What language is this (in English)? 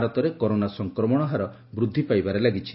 Odia